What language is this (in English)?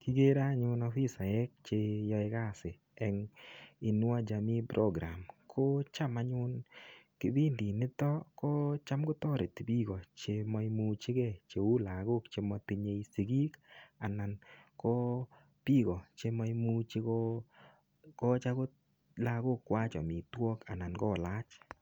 Kalenjin